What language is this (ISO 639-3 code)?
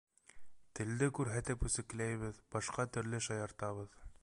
bak